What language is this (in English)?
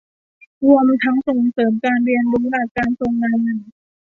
Thai